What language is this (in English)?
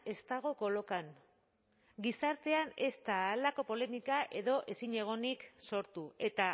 Basque